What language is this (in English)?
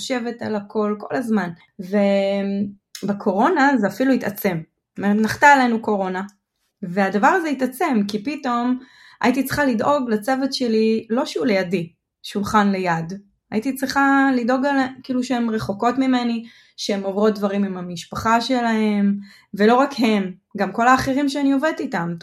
Hebrew